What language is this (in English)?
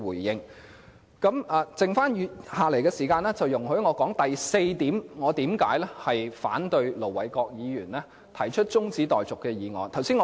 Cantonese